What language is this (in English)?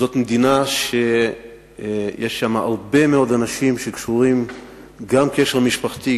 Hebrew